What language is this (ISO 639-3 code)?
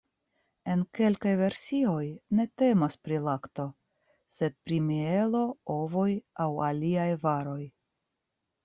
epo